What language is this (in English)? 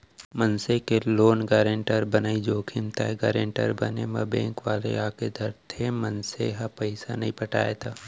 Chhattisgarhi